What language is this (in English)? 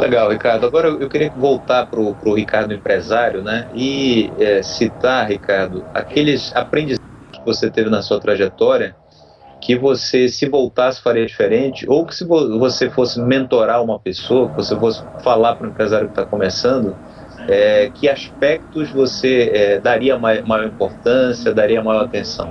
Portuguese